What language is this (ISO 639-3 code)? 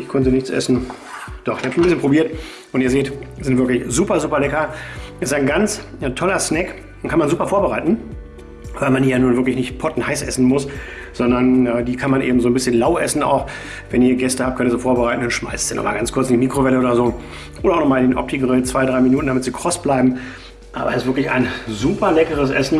deu